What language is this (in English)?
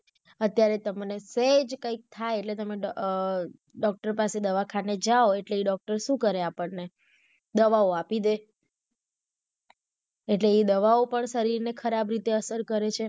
Gujarati